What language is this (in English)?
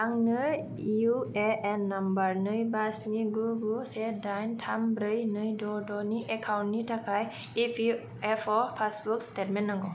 Bodo